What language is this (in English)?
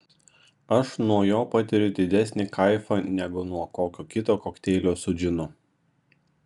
Lithuanian